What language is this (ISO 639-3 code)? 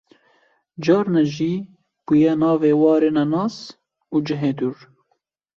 kur